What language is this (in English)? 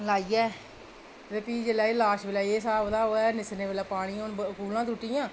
Dogri